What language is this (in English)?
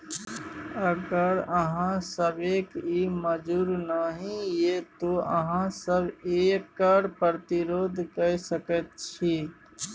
Maithili